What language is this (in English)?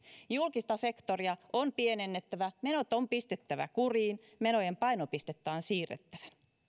Finnish